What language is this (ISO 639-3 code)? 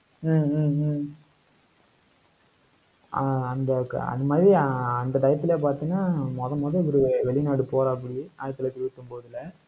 tam